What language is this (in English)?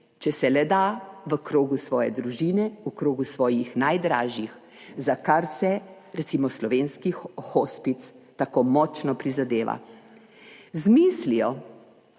Slovenian